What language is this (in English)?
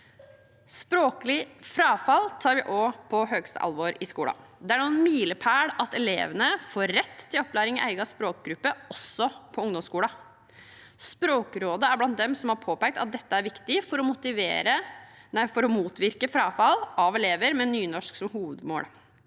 Norwegian